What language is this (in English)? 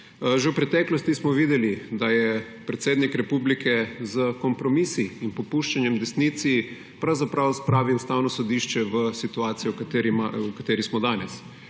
Slovenian